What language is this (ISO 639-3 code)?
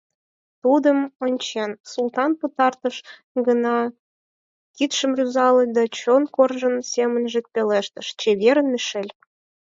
chm